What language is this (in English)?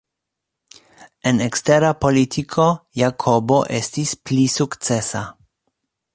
Esperanto